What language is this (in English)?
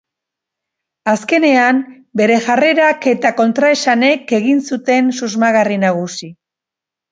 Basque